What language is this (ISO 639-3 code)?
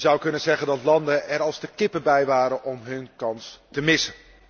nld